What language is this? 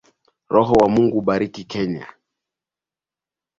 Swahili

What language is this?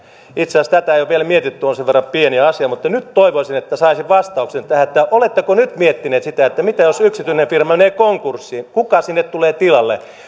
Finnish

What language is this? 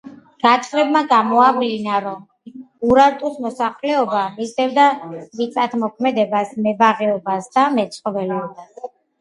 Georgian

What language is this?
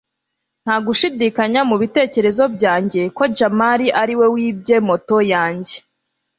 Kinyarwanda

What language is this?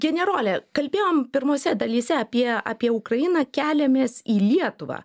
Lithuanian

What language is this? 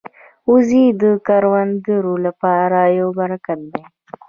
Pashto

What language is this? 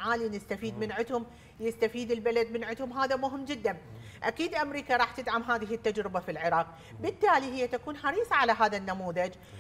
Arabic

